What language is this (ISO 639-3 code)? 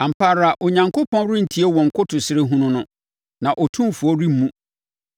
aka